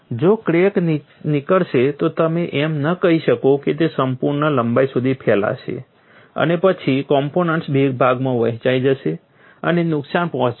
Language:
Gujarati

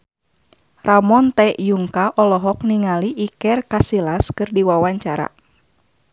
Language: Sundanese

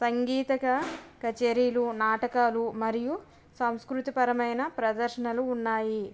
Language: Telugu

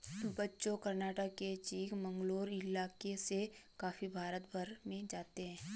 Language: Hindi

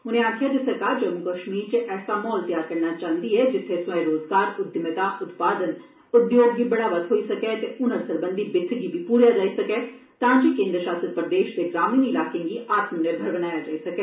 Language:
Dogri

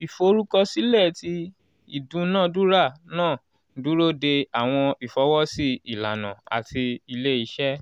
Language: Yoruba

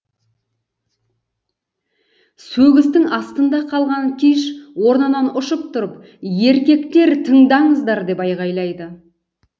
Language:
Kazakh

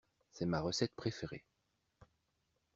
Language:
French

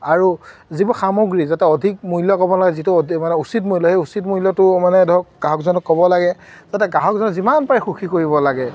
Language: Assamese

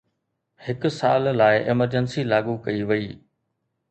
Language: Sindhi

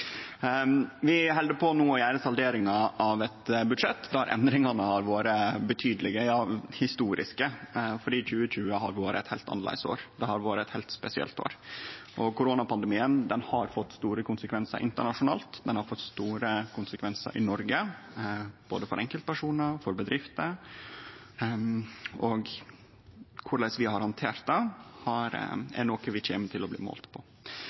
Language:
Norwegian Nynorsk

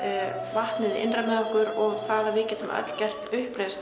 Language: Icelandic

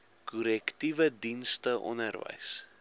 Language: Afrikaans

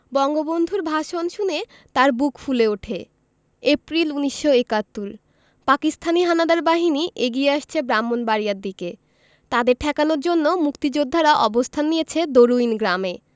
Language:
Bangla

